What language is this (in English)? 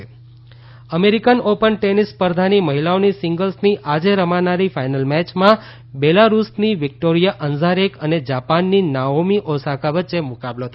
Gujarati